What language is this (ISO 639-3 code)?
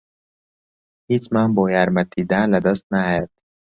ckb